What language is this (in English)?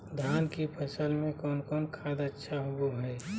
Magahi